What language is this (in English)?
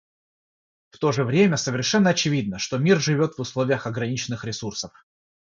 Russian